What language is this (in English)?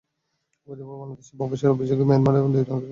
Bangla